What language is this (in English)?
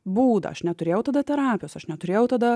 Lithuanian